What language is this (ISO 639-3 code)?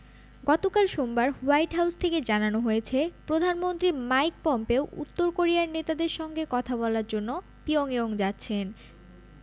ben